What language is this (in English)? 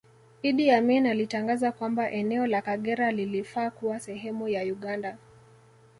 Swahili